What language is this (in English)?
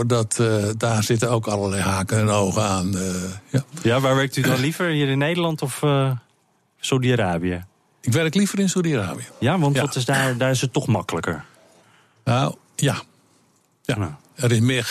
Dutch